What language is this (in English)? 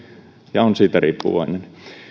Finnish